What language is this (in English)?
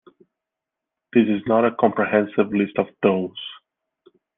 English